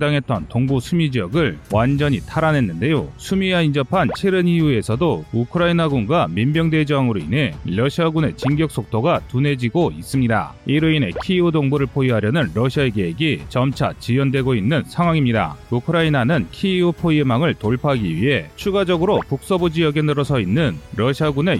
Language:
Korean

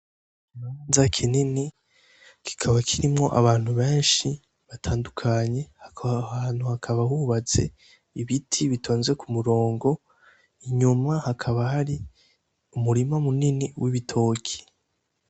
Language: Rundi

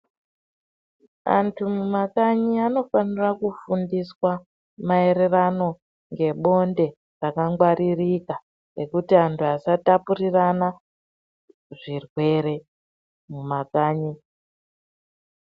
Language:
Ndau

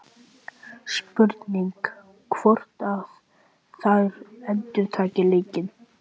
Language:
Icelandic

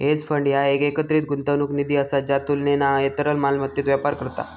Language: Marathi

